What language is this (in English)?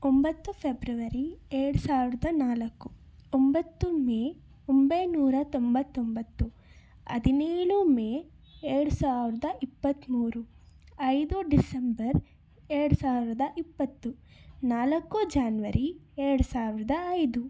Kannada